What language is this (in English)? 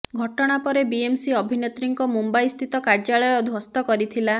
Odia